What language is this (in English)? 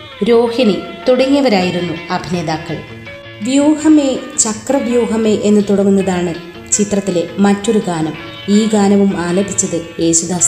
Malayalam